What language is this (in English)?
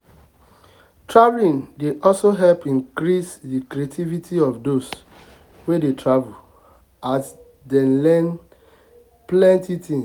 Nigerian Pidgin